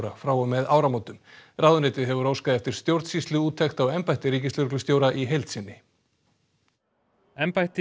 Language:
Icelandic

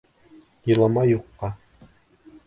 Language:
Bashkir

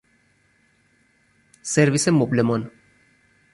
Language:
Persian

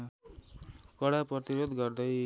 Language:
Nepali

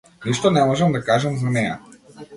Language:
Macedonian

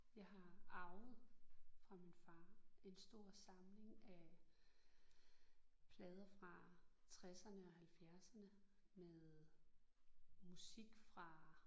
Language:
Danish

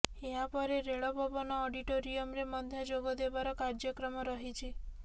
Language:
Odia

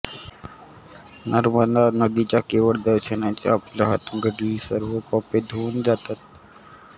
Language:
Marathi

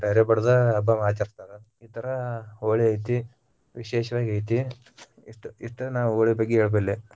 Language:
Kannada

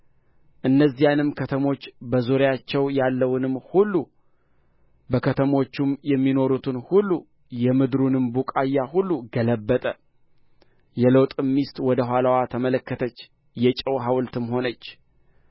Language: Amharic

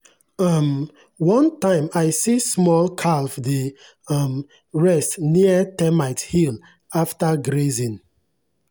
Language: Nigerian Pidgin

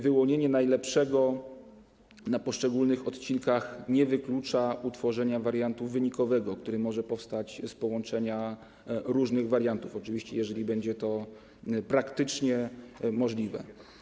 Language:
Polish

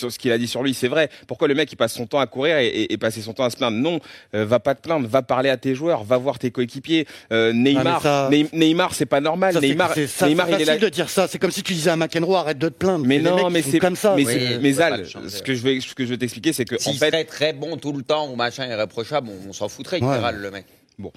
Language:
French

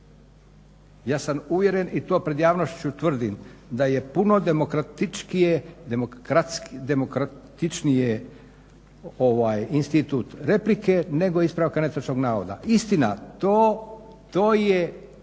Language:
Croatian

